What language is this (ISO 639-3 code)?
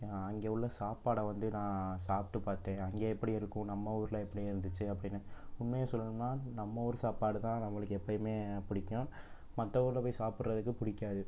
tam